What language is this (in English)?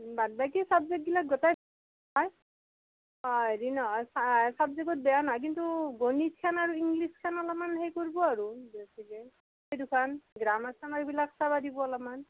Assamese